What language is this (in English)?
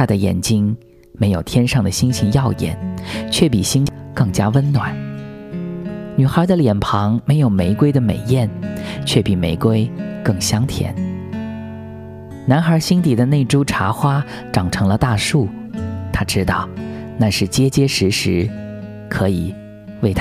Chinese